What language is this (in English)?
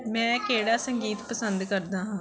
Punjabi